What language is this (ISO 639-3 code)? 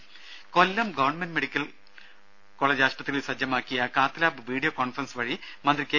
mal